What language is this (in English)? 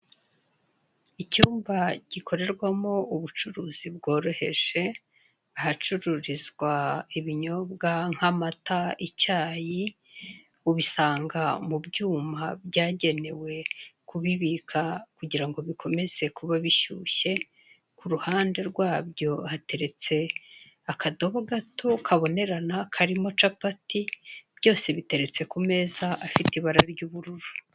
Kinyarwanda